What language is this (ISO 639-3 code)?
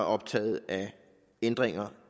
dan